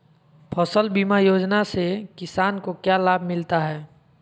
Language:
Magahi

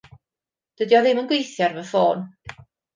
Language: Welsh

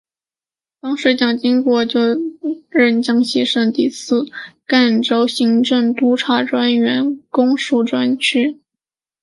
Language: Chinese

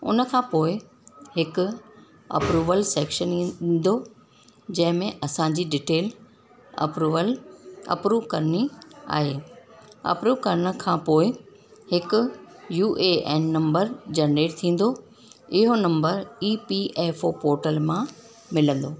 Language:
Sindhi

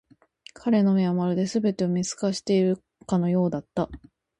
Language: Japanese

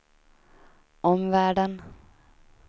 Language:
Swedish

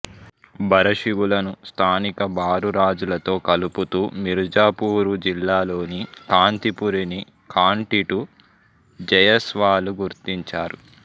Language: Telugu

